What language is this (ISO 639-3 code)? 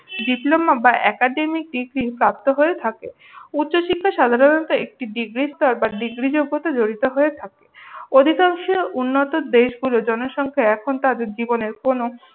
ben